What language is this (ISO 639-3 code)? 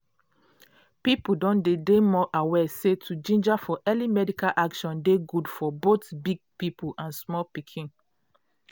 pcm